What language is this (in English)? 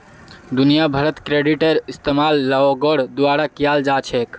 Magahi